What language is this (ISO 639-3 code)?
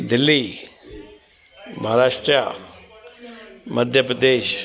snd